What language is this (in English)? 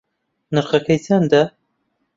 Central Kurdish